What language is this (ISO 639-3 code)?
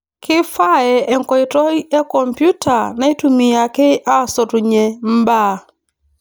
mas